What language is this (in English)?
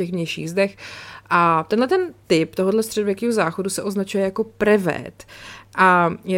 Czech